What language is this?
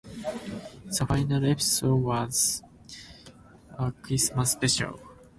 English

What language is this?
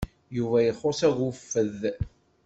Kabyle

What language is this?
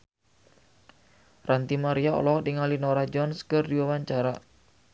Sundanese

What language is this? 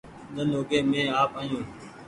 Goaria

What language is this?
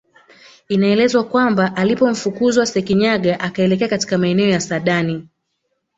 Swahili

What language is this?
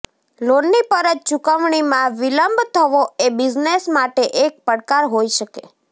Gujarati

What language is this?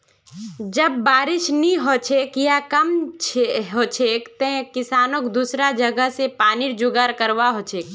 Magahi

